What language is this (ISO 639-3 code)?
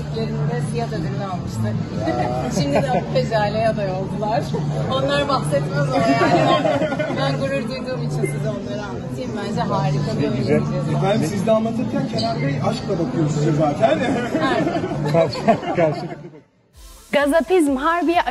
tur